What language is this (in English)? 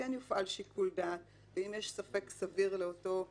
Hebrew